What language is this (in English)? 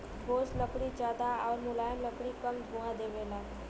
Bhojpuri